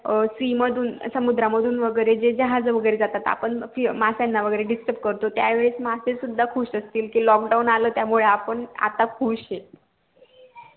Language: Marathi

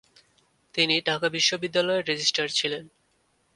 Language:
Bangla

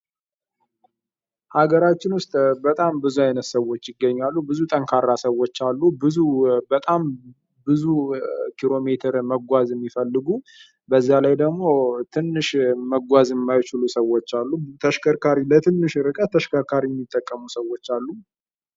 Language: Amharic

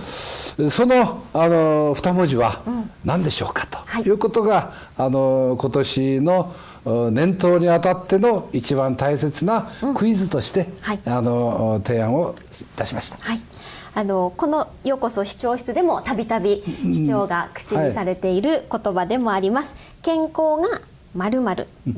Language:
Japanese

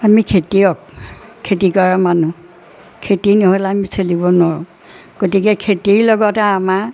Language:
Assamese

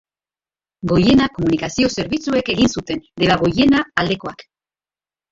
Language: Basque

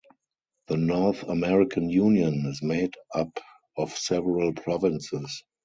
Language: English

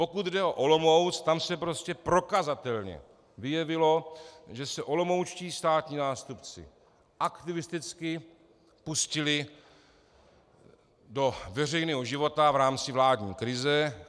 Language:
Czech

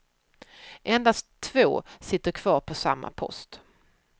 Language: Swedish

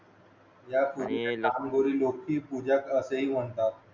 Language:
Marathi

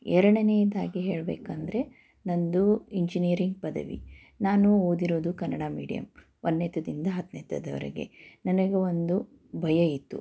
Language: Kannada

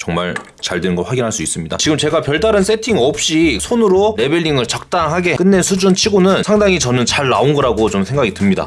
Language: Korean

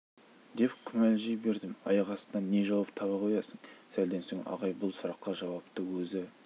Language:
Kazakh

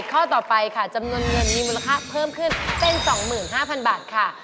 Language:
Thai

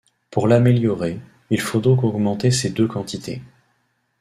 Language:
French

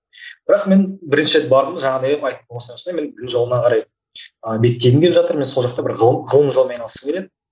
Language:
Kazakh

